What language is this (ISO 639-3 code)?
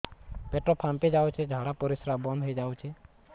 ori